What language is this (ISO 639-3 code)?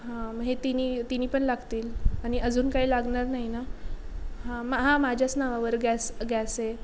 mar